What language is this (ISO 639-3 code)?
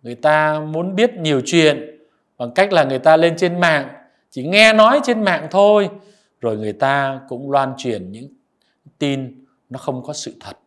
vie